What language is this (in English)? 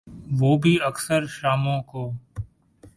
Urdu